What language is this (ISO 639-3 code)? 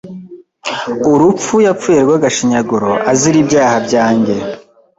kin